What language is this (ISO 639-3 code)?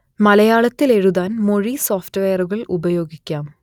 mal